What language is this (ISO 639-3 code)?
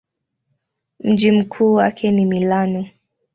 swa